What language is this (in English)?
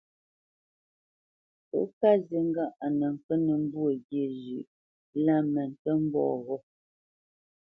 Bamenyam